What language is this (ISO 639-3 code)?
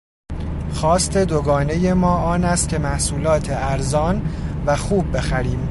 fas